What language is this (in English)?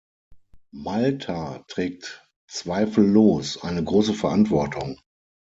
German